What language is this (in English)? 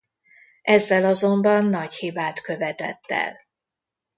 Hungarian